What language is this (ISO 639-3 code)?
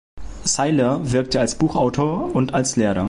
deu